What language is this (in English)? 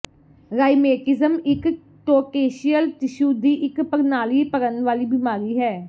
Punjabi